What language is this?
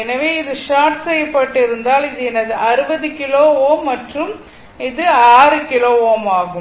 Tamil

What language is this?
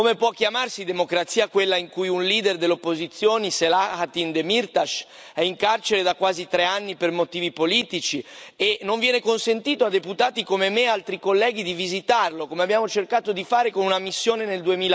Italian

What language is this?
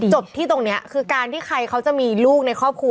Thai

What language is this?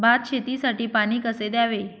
Marathi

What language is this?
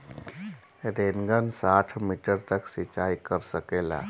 Bhojpuri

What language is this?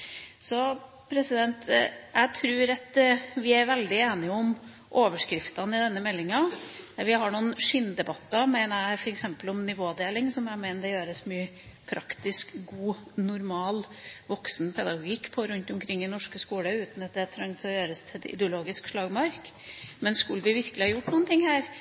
Norwegian Bokmål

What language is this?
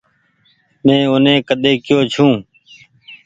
Goaria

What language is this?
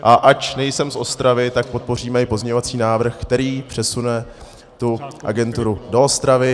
Czech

